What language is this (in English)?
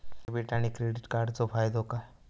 Marathi